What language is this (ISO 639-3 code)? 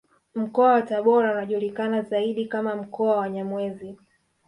swa